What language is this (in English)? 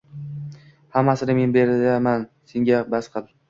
Uzbek